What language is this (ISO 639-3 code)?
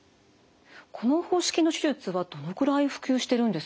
jpn